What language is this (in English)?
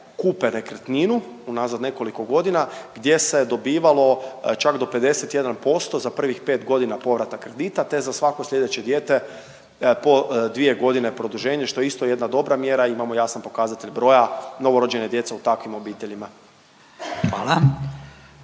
Croatian